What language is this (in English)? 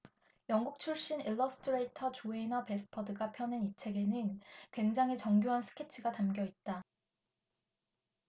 Korean